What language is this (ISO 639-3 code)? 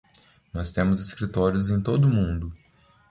por